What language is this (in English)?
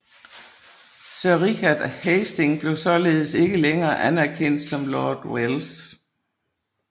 Danish